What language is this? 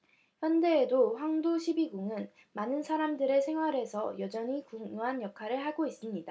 Korean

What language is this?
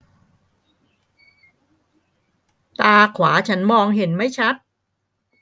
Thai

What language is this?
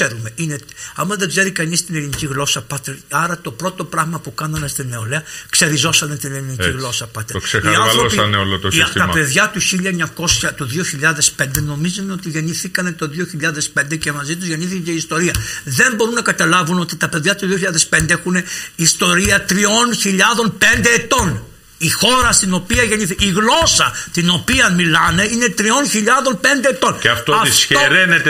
Greek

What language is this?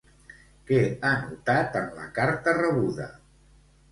Catalan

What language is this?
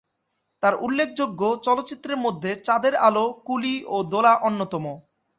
Bangla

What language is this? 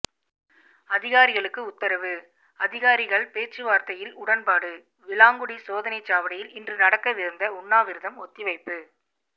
Tamil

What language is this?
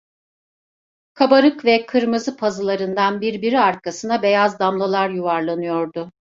Turkish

